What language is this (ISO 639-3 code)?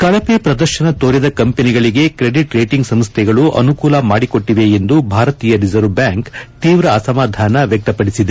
kan